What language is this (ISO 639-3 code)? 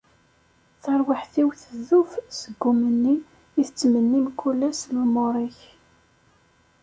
kab